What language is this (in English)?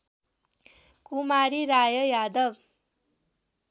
Nepali